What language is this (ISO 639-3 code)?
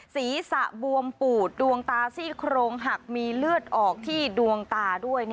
tha